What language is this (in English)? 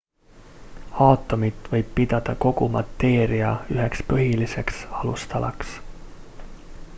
Estonian